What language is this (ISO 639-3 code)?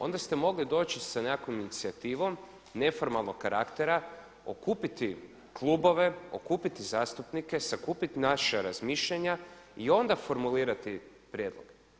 hrv